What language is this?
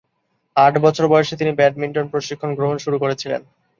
Bangla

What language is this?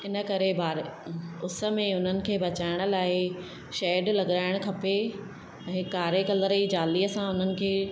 Sindhi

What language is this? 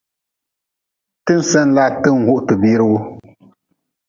Nawdm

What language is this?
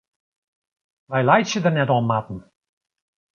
Western Frisian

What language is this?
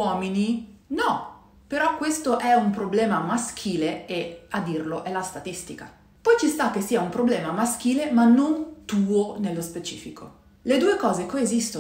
Italian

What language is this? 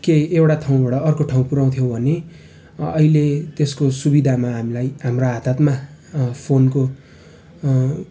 Nepali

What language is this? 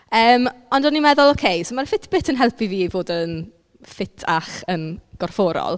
Welsh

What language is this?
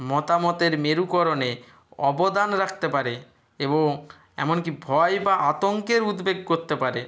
Bangla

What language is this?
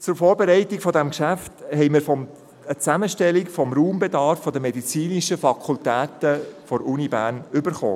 Swiss German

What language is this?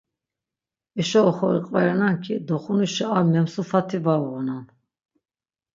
Laz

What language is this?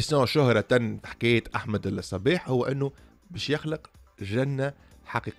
Arabic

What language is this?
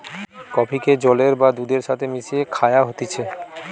Bangla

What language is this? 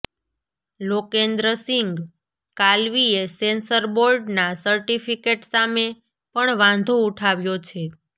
Gujarati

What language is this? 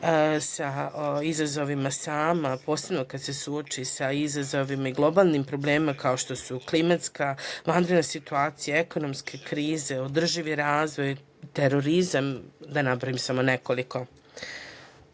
Serbian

